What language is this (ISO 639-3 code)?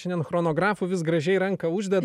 lit